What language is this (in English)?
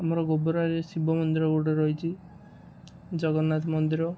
Odia